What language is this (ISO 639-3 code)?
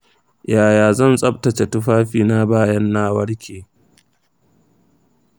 hau